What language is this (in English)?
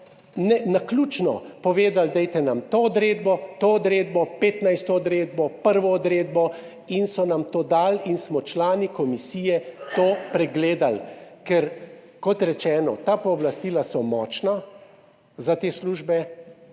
Slovenian